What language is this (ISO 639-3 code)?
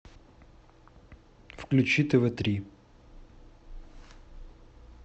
rus